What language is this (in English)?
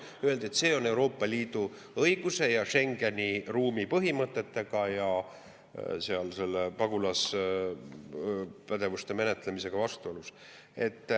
Estonian